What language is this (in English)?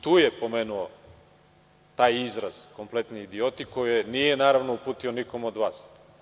Serbian